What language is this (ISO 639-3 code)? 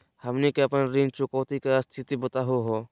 mag